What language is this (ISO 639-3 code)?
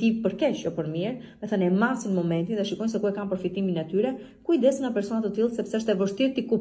ron